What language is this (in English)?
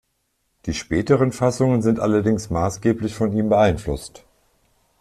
German